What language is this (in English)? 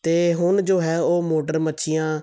Punjabi